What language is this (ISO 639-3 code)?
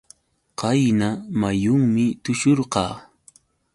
qux